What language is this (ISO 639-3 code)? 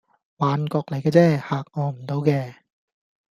yue